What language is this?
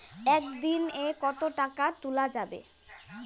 Bangla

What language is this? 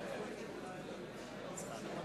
Hebrew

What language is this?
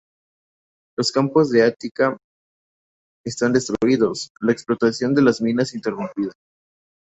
Spanish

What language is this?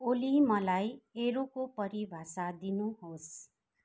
Nepali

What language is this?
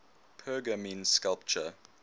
English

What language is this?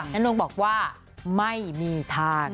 Thai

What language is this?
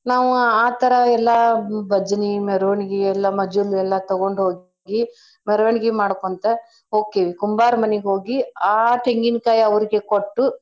Kannada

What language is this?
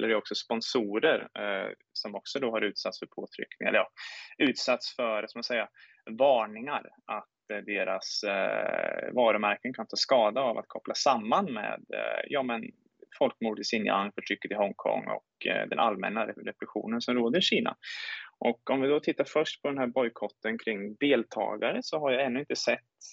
Swedish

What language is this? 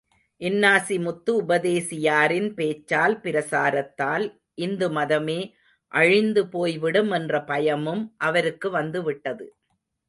Tamil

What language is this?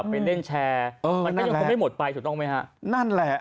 Thai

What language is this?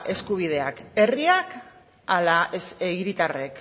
Basque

